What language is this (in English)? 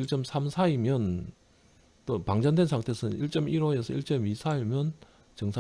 Korean